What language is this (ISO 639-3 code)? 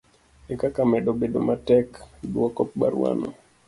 luo